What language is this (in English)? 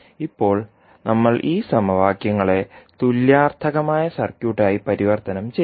Malayalam